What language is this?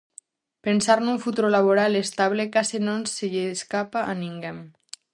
Galician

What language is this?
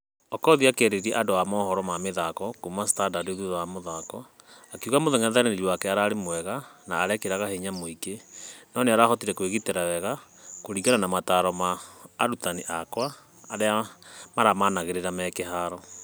Kikuyu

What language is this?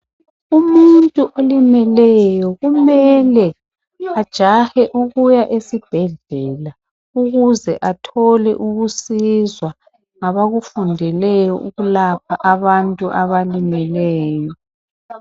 North Ndebele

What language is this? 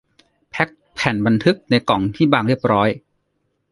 Thai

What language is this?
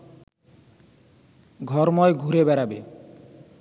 Bangla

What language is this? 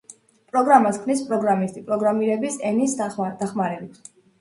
Georgian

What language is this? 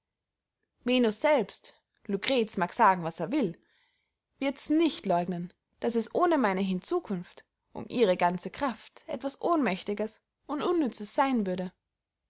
German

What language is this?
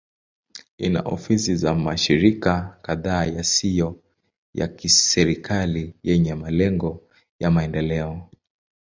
Swahili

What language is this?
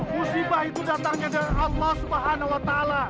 Indonesian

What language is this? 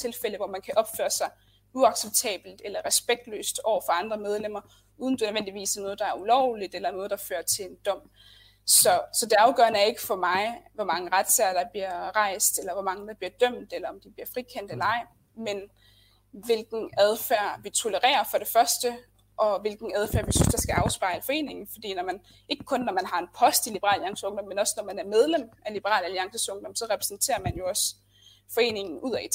Danish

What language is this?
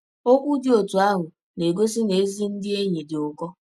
Igbo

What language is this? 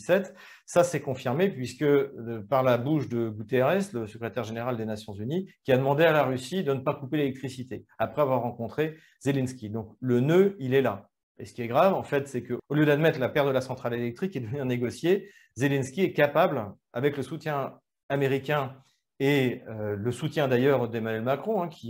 French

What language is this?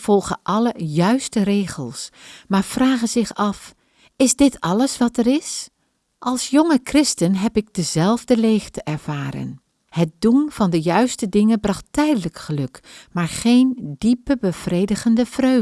Dutch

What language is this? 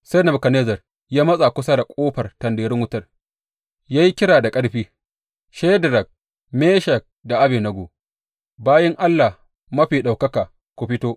Hausa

